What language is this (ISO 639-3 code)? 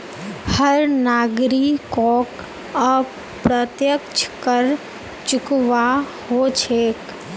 mag